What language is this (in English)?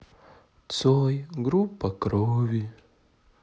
Russian